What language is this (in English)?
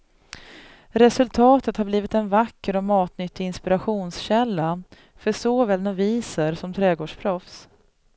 Swedish